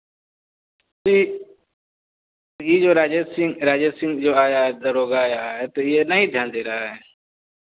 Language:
Hindi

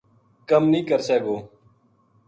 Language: Gujari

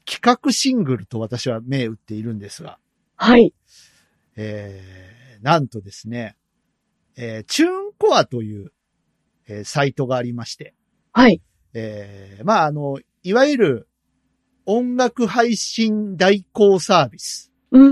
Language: Japanese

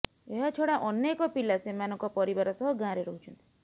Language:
Odia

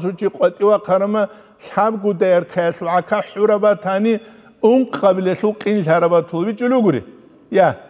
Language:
Arabic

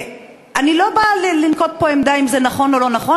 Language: Hebrew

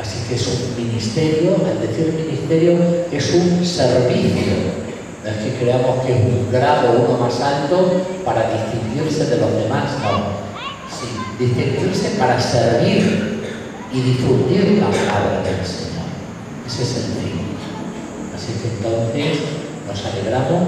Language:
Spanish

